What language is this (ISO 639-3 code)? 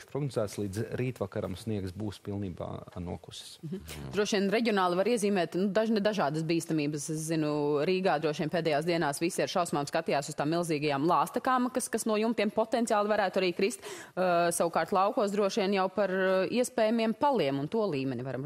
lav